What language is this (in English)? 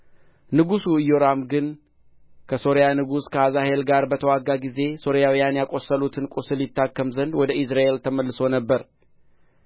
Amharic